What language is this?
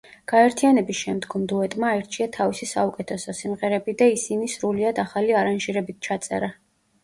Georgian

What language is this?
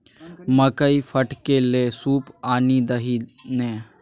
Maithili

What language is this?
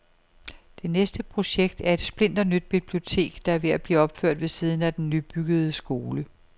Danish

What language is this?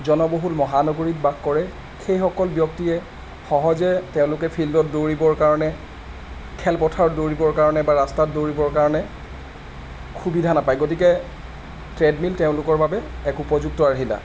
Assamese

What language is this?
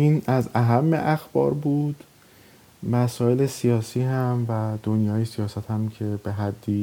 Persian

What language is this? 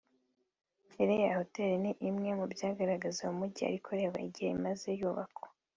Kinyarwanda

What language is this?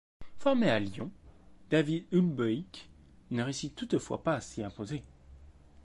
French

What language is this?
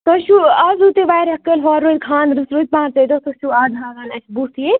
Kashmiri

